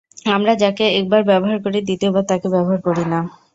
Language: Bangla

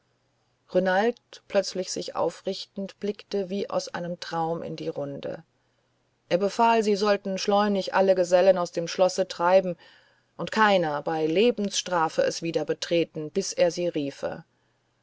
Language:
German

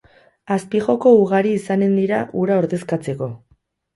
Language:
Basque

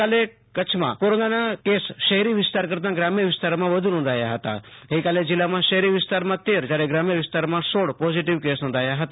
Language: Gujarati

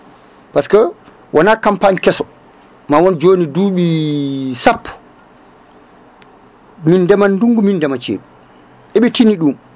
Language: Fula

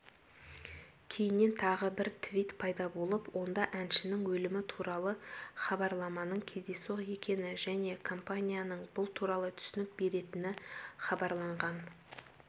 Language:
Kazakh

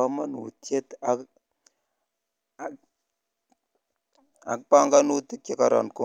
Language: Kalenjin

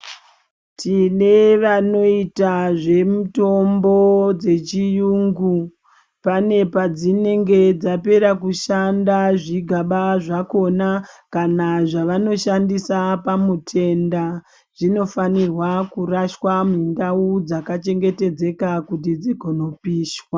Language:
Ndau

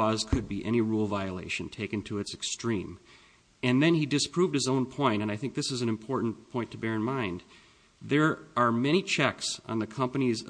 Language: English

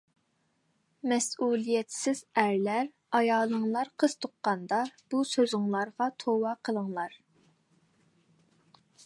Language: Uyghur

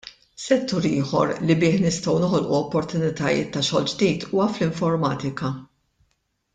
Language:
Maltese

